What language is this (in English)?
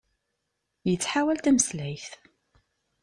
Kabyle